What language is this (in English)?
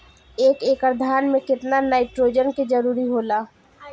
Bhojpuri